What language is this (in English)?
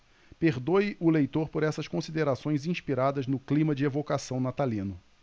Portuguese